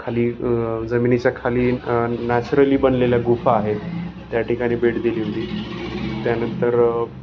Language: Marathi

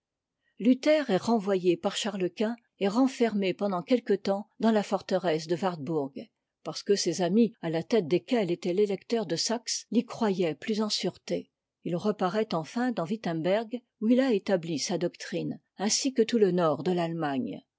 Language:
French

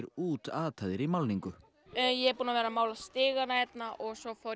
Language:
Icelandic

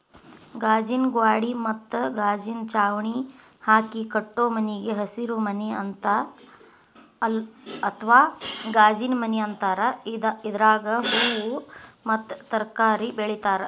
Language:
Kannada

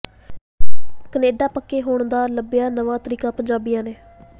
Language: Punjabi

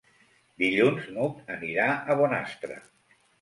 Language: Catalan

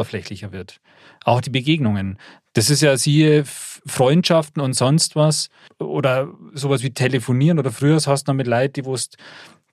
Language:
German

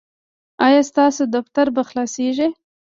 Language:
Pashto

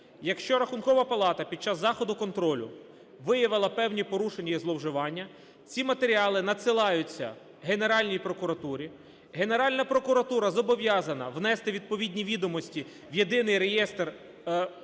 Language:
Ukrainian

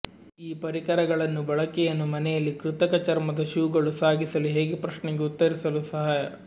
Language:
Kannada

